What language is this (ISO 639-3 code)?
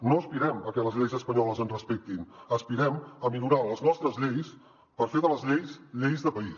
cat